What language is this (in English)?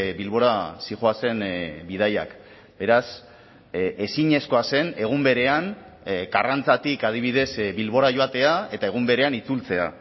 Basque